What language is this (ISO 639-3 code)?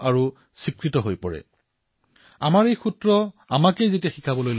asm